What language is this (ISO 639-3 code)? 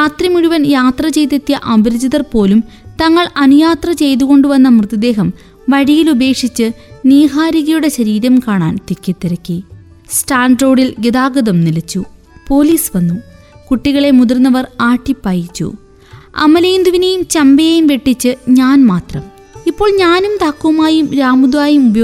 mal